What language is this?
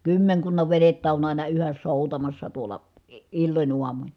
Finnish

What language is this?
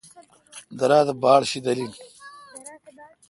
Kalkoti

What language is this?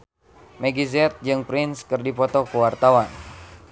Sundanese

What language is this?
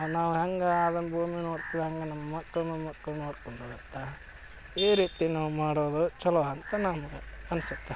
Kannada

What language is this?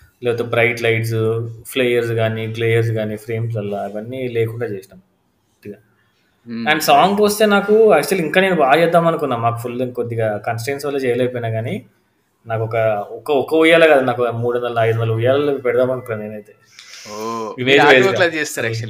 Telugu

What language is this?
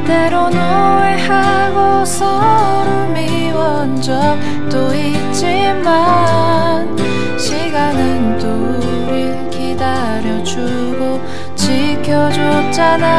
Korean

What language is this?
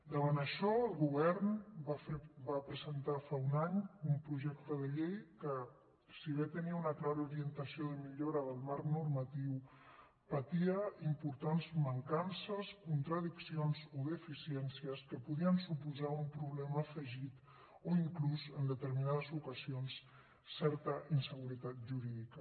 Catalan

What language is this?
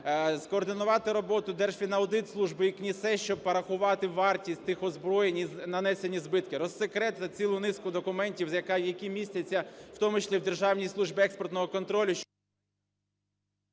Ukrainian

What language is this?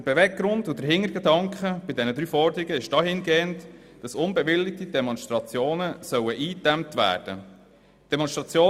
Swiss German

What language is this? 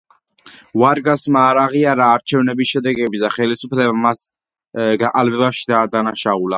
Georgian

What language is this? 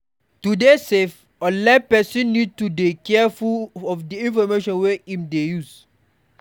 Nigerian Pidgin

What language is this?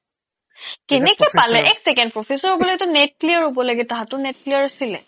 Assamese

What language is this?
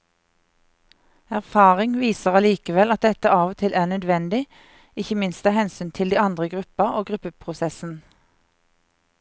Norwegian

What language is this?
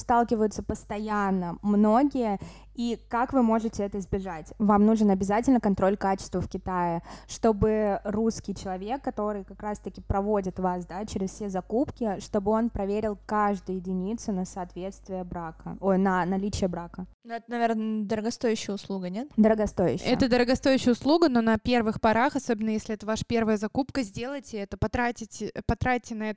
Russian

